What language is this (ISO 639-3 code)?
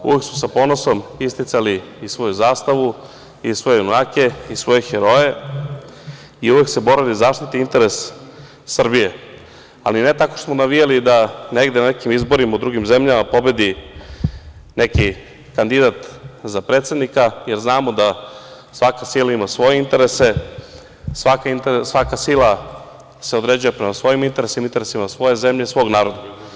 srp